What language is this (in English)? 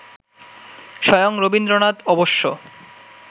Bangla